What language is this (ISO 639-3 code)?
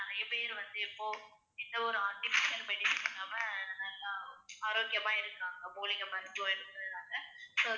tam